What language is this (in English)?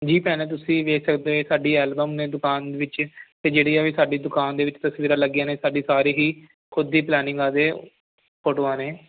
Punjabi